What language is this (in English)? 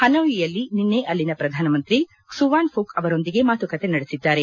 Kannada